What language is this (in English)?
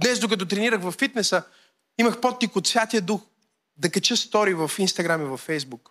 Bulgarian